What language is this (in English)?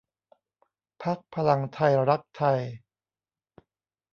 Thai